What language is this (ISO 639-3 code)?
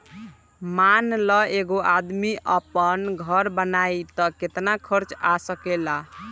bho